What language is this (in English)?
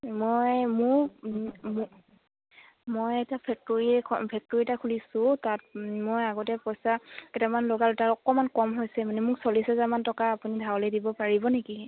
Assamese